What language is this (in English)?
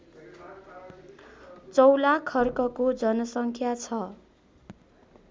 Nepali